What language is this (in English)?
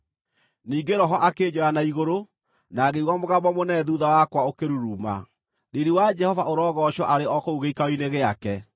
Kikuyu